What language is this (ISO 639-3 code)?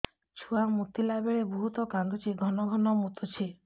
ori